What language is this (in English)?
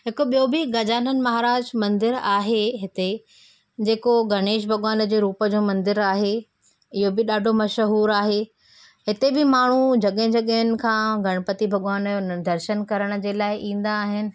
Sindhi